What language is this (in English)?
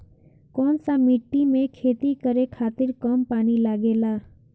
Bhojpuri